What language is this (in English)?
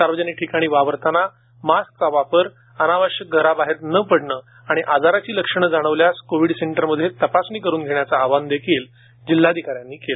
Marathi